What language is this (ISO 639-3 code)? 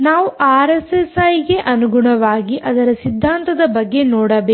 kan